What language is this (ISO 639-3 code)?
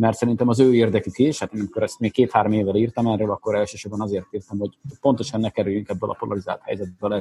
hun